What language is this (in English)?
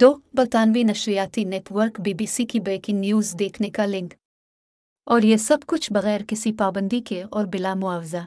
Urdu